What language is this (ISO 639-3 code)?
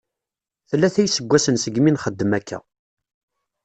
kab